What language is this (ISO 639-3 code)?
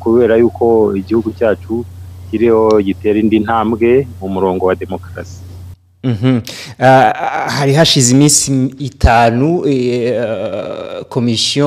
swa